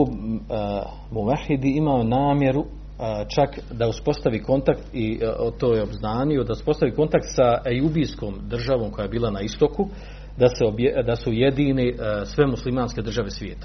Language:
Croatian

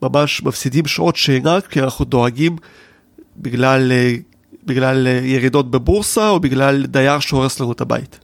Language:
Hebrew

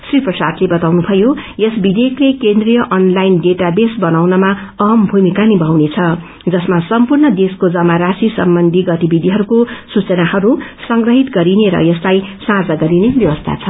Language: Nepali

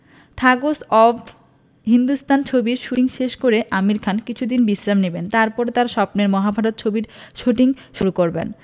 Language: Bangla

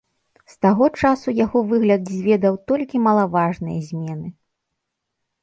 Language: Belarusian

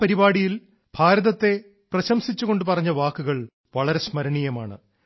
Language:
Malayalam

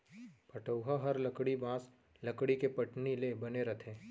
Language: Chhattisgarhi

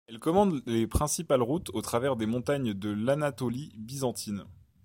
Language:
French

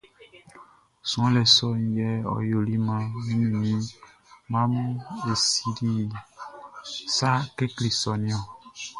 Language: Baoulé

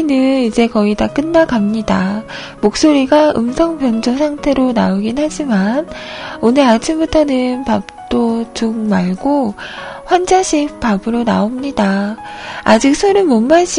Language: Korean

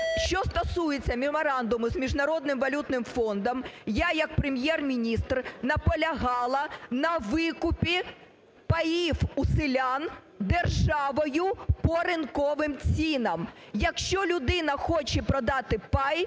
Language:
Ukrainian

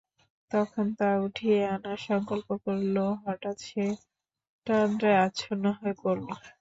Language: Bangla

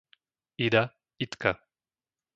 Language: Slovak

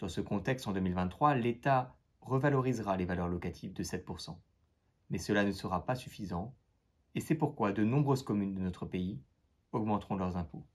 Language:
French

